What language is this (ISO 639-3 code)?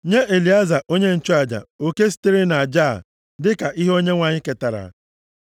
ibo